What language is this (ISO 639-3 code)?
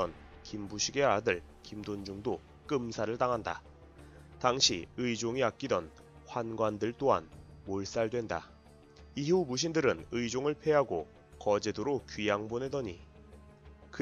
kor